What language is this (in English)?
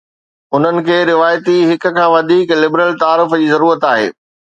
Sindhi